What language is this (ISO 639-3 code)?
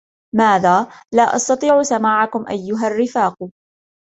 ara